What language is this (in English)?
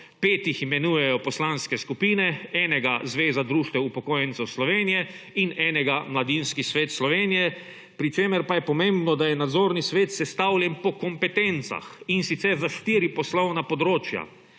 Slovenian